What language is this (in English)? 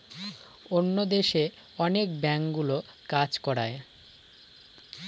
Bangla